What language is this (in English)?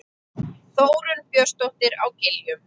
Icelandic